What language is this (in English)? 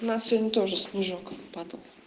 Russian